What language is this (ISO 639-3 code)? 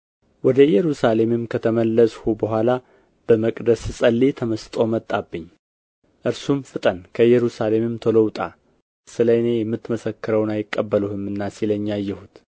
amh